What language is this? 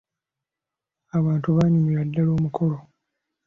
Ganda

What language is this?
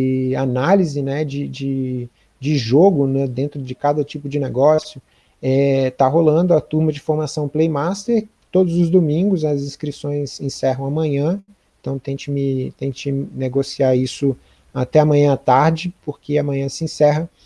Portuguese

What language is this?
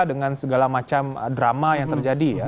Indonesian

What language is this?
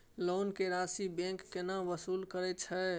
Maithili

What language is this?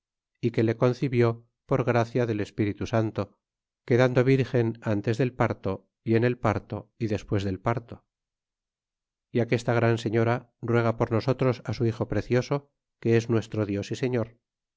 Spanish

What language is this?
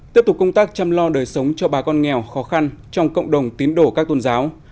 Vietnamese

